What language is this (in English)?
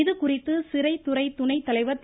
Tamil